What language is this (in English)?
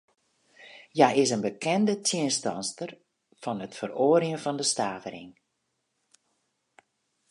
Western Frisian